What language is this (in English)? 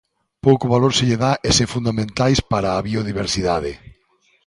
Galician